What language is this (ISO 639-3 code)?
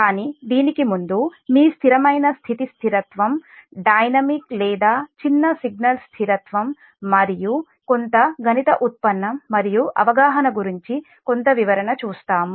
tel